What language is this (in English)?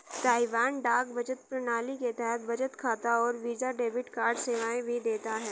Hindi